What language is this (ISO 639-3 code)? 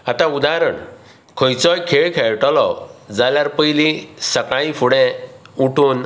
kok